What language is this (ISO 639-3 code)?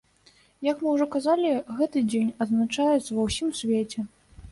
bel